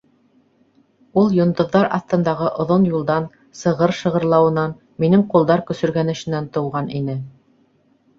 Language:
Bashkir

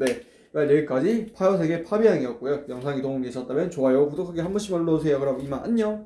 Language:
Korean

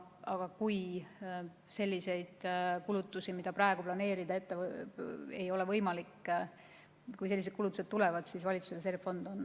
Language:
Estonian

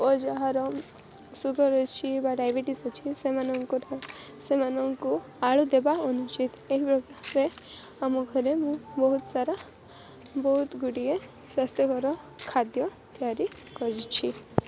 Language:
Odia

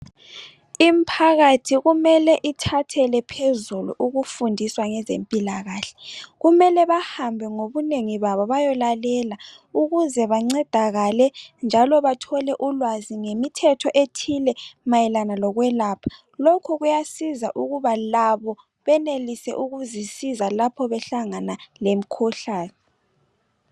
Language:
North Ndebele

